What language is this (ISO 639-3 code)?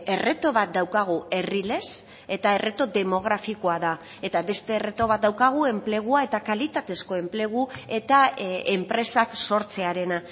eus